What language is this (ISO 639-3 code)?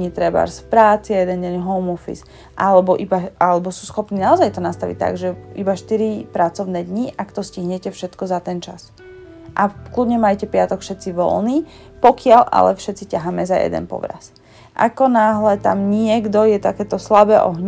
slk